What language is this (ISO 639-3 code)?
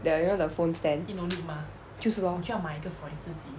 eng